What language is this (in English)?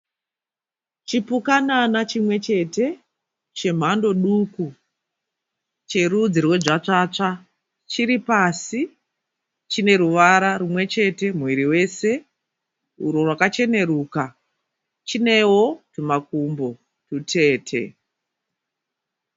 Shona